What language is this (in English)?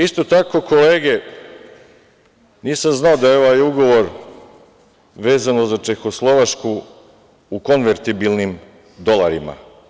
Serbian